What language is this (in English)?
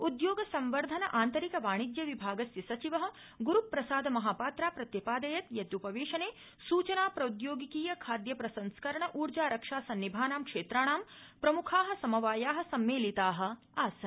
Sanskrit